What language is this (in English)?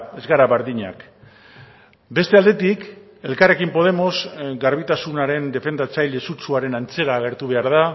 Basque